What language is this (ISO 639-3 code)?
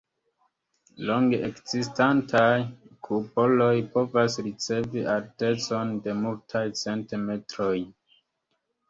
epo